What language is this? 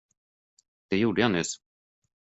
Swedish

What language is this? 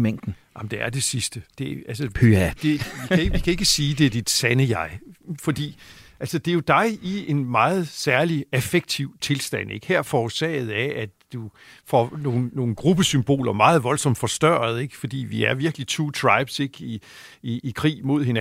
Danish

